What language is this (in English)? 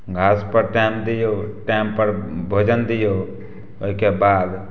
Maithili